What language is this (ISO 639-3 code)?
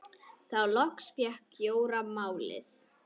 isl